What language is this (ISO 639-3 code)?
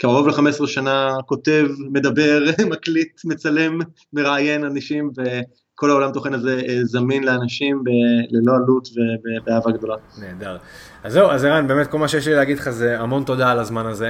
heb